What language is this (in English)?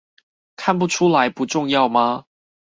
Chinese